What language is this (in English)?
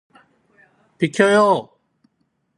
Korean